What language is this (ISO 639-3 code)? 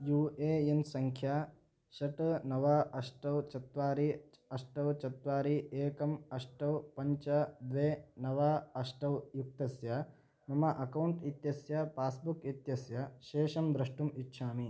san